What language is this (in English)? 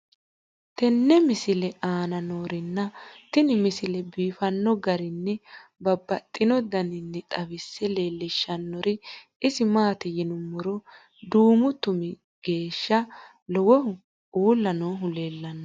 Sidamo